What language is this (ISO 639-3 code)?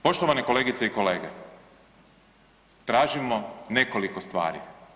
hrv